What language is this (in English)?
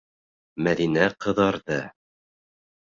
Bashkir